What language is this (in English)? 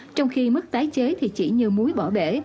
Vietnamese